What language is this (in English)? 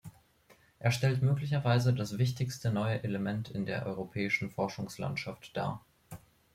German